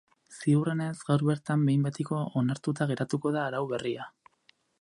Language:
Basque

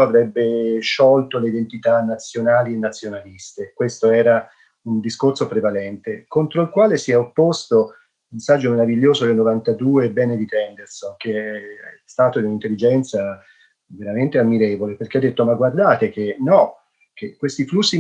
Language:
Italian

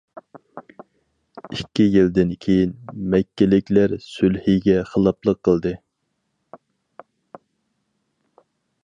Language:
Uyghur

